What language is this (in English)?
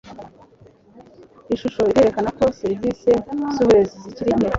Kinyarwanda